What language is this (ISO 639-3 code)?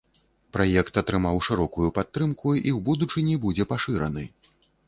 bel